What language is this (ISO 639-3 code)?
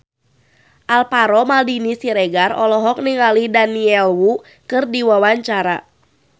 sun